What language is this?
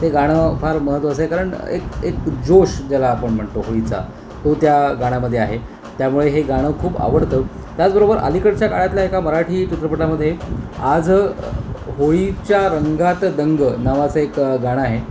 Marathi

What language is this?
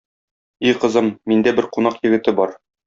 Tatar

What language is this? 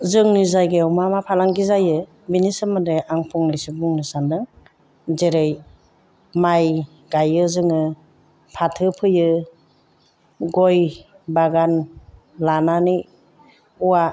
Bodo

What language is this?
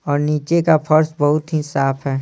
Hindi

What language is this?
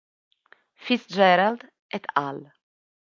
Italian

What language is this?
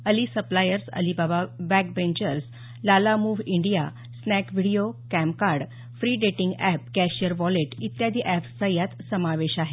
Marathi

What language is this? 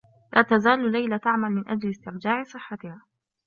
Arabic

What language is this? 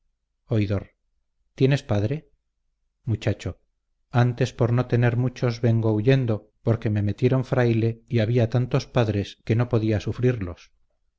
Spanish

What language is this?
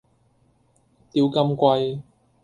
Cantonese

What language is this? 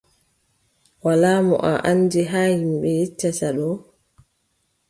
Adamawa Fulfulde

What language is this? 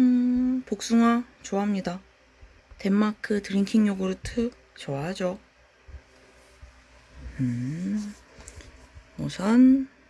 Korean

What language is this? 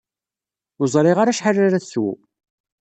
Kabyle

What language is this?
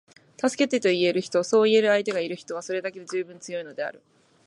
Japanese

